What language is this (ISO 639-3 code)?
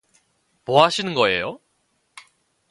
kor